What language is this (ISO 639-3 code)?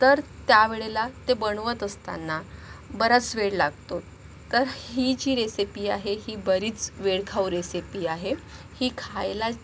mar